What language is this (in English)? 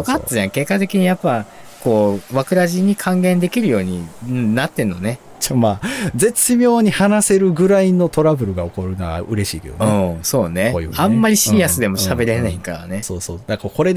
Japanese